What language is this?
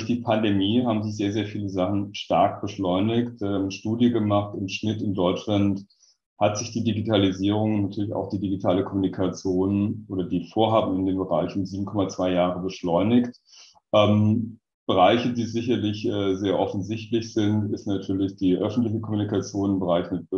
German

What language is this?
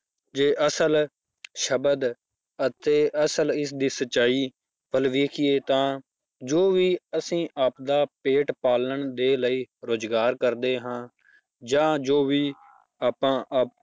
Punjabi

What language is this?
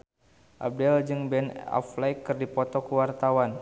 Sundanese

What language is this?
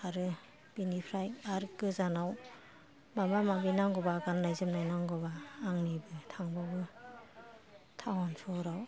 Bodo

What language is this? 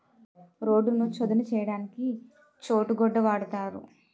Telugu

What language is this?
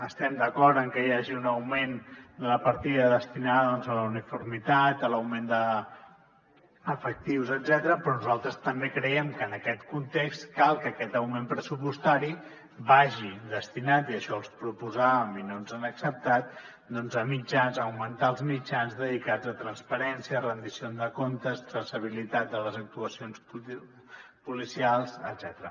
Catalan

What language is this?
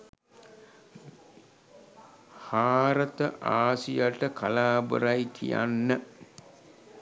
Sinhala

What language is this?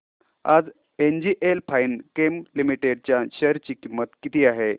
Marathi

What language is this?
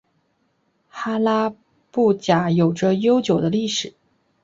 Chinese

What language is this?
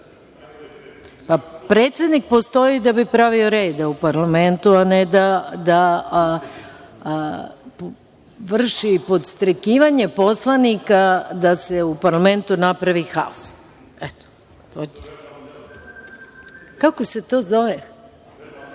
Serbian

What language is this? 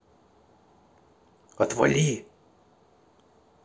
Russian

